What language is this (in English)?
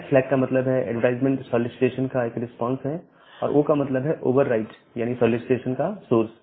Hindi